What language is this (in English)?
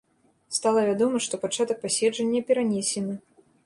Belarusian